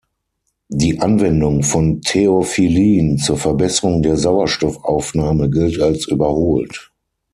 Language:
German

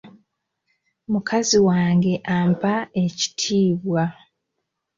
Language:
Ganda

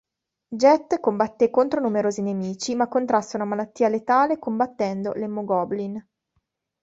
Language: Italian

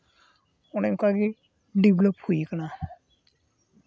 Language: Santali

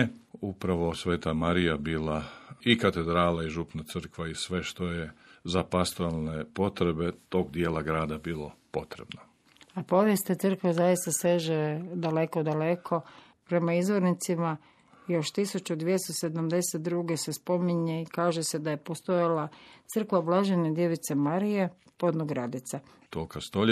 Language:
Croatian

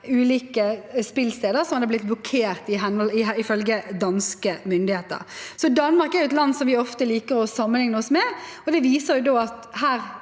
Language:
Norwegian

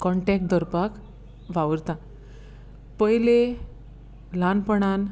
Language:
Konkani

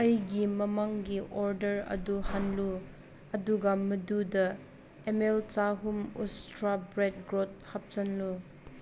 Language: Manipuri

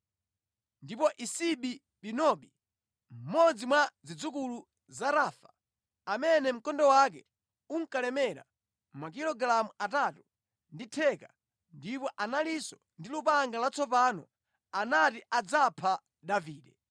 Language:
Nyanja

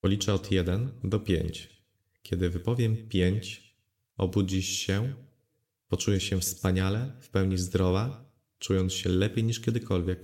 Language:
Polish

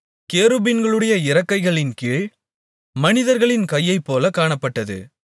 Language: Tamil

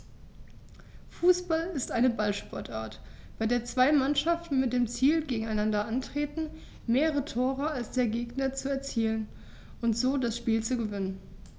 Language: German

